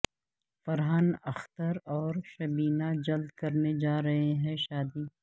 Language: Urdu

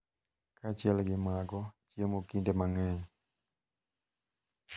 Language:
Luo (Kenya and Tanzania)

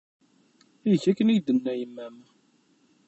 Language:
Kabyle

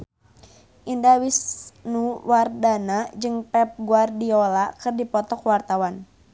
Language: Sundanese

